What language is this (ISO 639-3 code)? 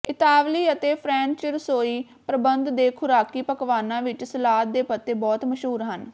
pan